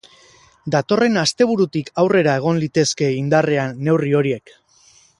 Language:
Basque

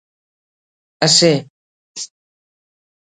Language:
Brahui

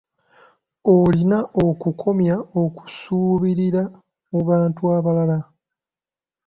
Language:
Ganda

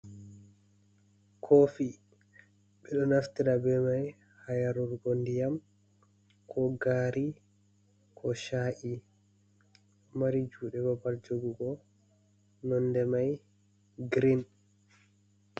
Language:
Fula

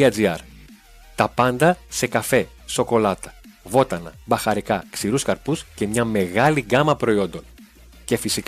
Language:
Greek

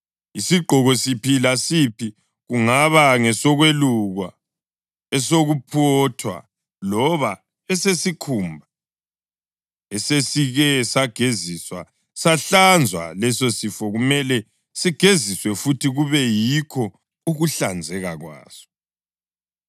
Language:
North Ndebele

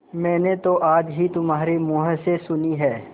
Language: Hindi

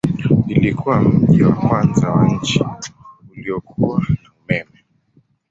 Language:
Swahili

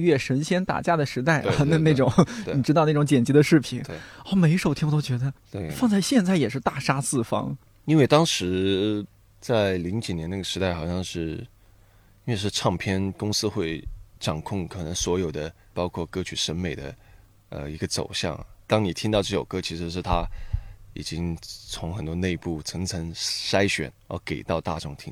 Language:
Chinese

